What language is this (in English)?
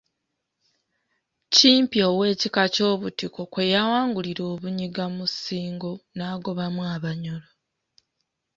Ganda